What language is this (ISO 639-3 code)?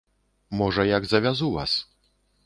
bel